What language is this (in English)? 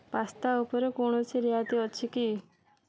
Odia